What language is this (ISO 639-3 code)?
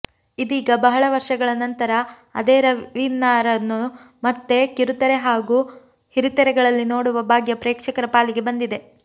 kan